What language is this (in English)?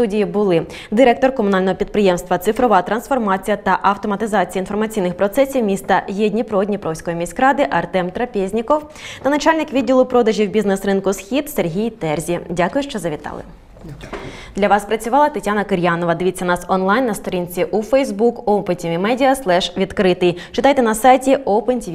Ukrainian